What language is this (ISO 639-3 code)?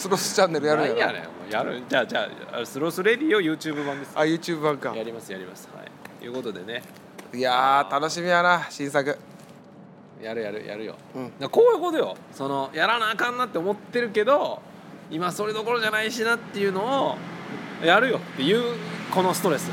jpn